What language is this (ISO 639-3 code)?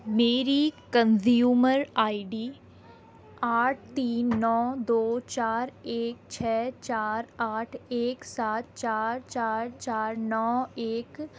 urd